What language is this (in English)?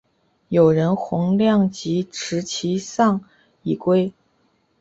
Chinese